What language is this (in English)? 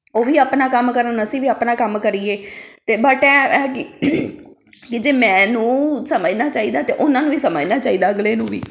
Punjabi